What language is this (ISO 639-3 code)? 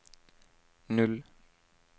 nor